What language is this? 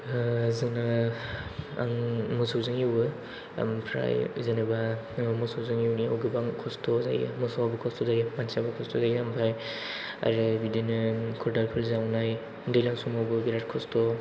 Bodo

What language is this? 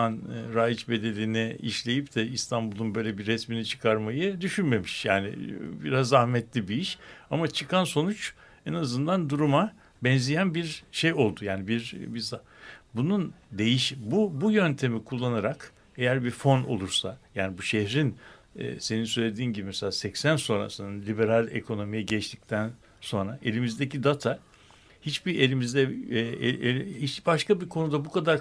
Turkish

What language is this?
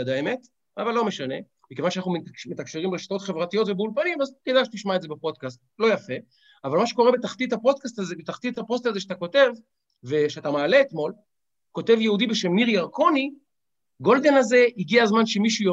Hebrew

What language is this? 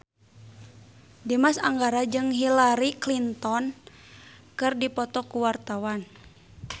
Sundanese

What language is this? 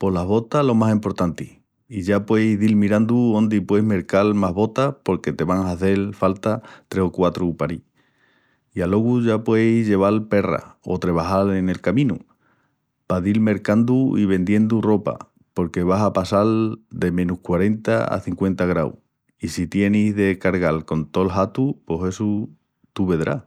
Extremaduran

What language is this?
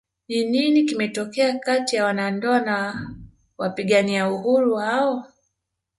Swahili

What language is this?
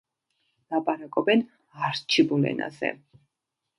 Georgian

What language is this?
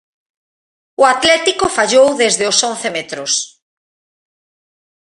Galician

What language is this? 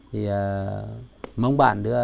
Vietnamese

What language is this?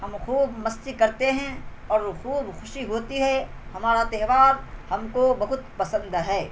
Urdu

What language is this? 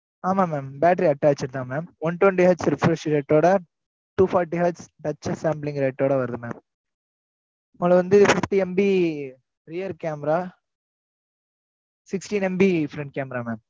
Tamil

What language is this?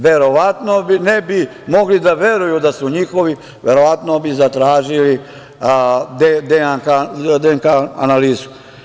Serbian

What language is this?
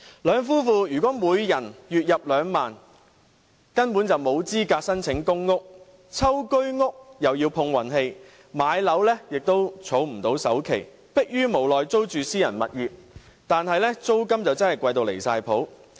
Cantonese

